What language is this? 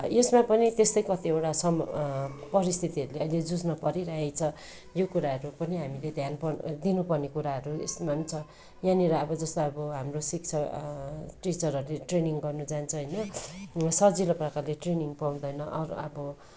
Nepali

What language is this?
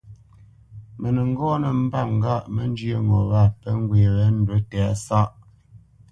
Bamenyam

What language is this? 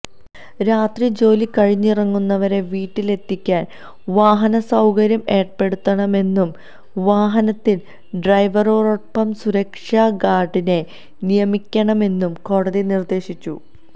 Malayalam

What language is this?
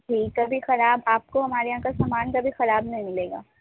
Urdu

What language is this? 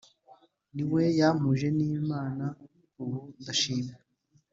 Kinyarwanda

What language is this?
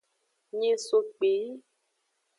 Aja (Benin)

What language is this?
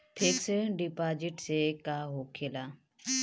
Bhojpuri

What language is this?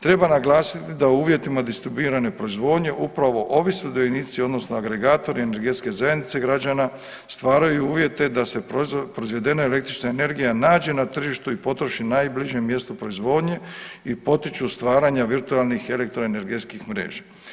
Croatian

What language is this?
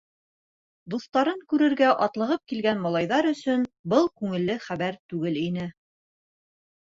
Bashkir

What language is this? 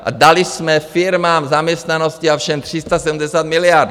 Czech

